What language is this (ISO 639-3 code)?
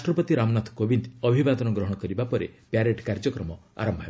ori